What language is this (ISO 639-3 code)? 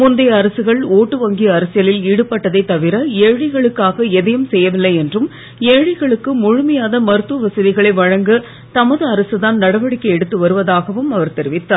tam